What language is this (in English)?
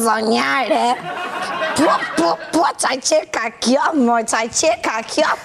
Dutch